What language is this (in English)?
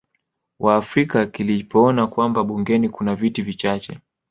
Swahili